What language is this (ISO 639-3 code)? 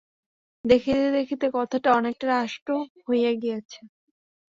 ben